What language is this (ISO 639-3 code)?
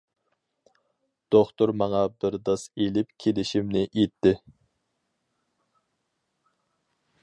uig